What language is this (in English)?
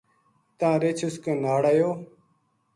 Gujari